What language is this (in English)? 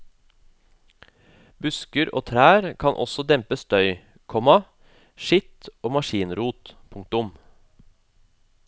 Norwegian